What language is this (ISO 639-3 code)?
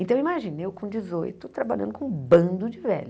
por